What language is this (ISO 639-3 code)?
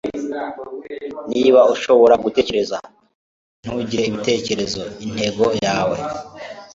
kin